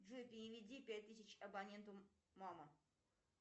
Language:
Russian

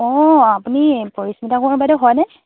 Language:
Assamese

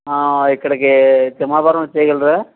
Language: Telugu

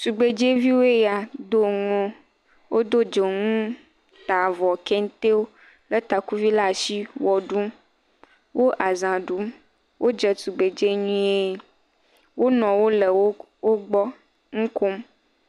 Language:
Ewe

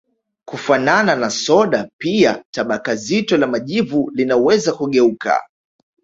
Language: Swahili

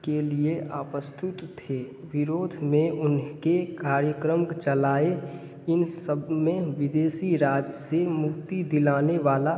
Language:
Hindi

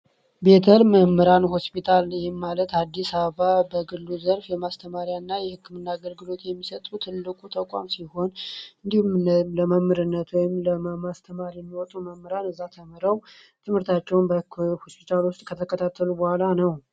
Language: Amharic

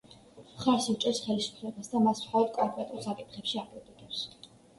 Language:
Georgian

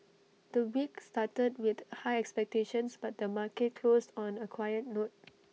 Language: English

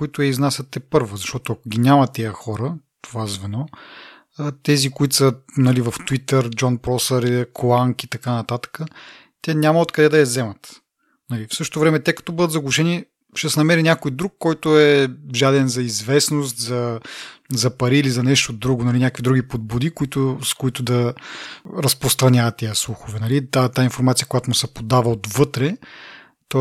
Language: Bulgarian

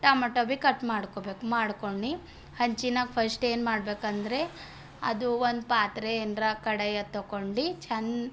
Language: Kannada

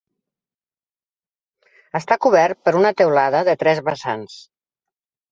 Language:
Catalan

